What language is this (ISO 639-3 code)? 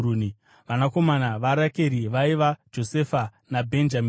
sna